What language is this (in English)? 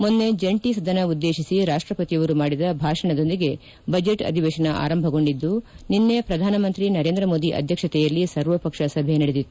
Kannada